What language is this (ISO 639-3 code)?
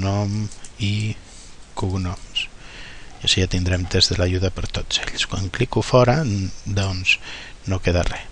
cat